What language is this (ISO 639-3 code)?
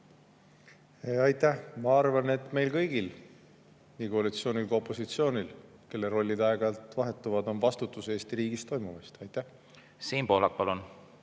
est